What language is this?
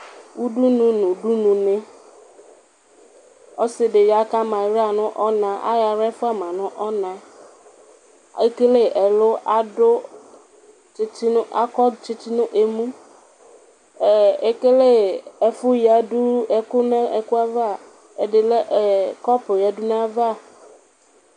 Ikposo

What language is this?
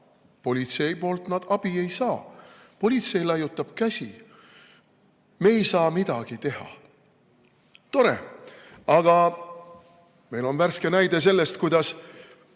Estonian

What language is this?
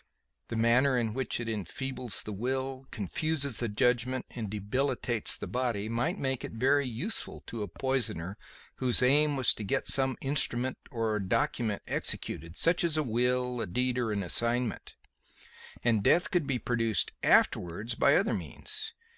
English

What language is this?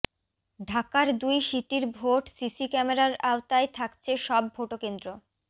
Bangla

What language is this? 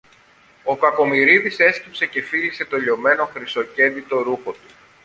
Greek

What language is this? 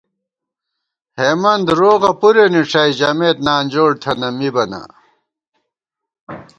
Gawar-Bati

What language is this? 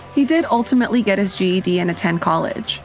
English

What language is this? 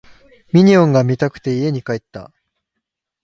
Japanese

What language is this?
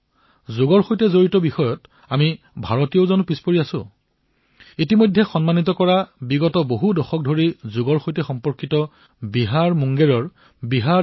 Assamese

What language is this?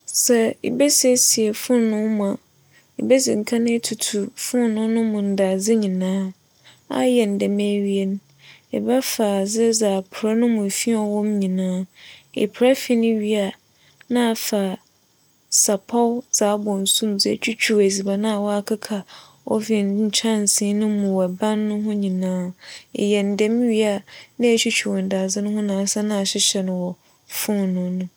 Akan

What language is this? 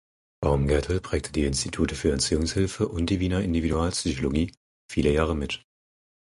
German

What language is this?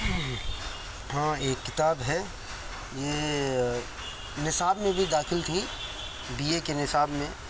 Urdu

